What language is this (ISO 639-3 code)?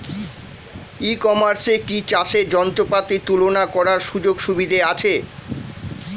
ben